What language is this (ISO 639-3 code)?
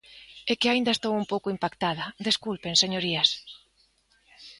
glg